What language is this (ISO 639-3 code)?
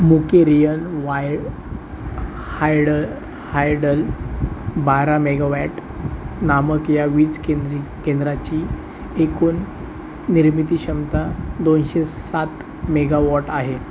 mar